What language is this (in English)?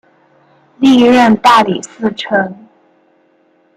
Chinese